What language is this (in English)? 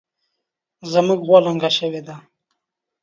Pashto